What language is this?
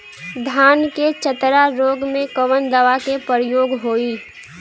Bhojpuri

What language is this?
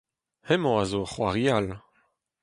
Breton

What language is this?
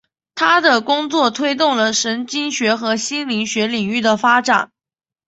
Chinese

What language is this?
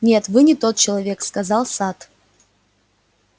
Russian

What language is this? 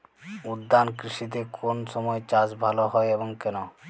Bangla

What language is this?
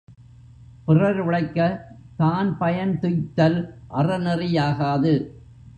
Tamil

